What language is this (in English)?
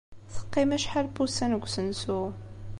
Kabyle